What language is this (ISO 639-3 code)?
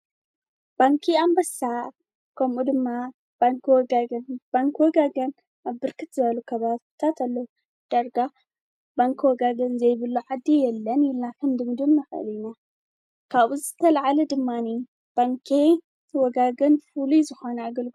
tir